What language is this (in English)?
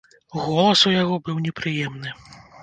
Belarusian